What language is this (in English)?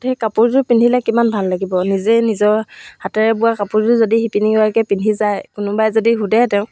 Assamese